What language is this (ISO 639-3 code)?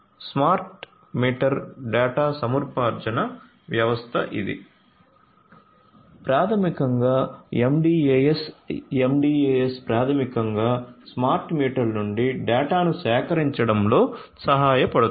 tel